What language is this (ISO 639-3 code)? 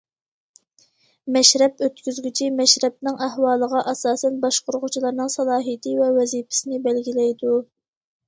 uig